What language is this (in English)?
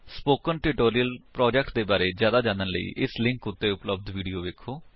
Punjabi